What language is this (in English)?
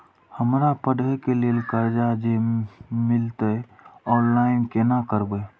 Maithili